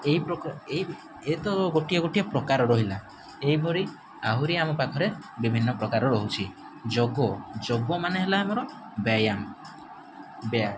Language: Odia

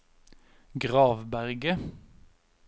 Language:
Norwegian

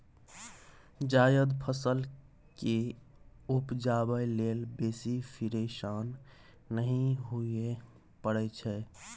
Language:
Maithili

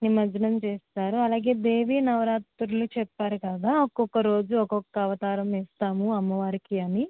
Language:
Telugu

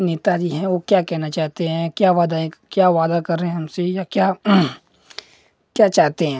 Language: Hindi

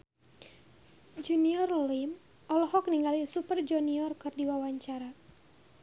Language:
Sundanese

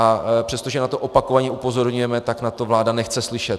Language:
Czech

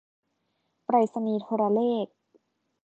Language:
Thai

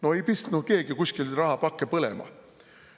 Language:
Estonian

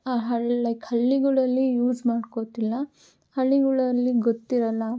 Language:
Kannada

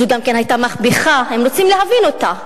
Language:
Hebrew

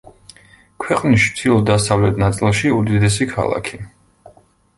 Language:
Georgian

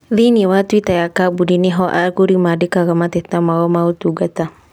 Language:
Kikuyu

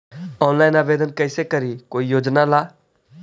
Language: Magahi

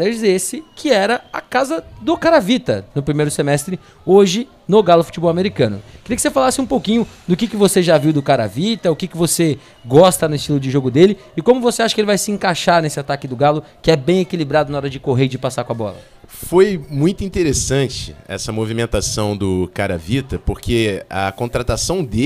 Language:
Portuguese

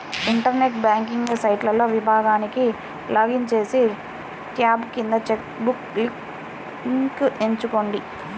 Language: Telugu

